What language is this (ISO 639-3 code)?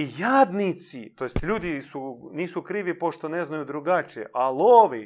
hrv